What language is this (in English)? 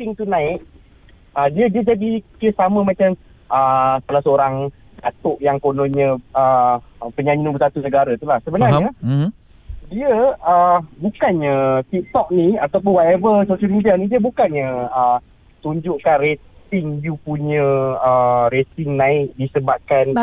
Malay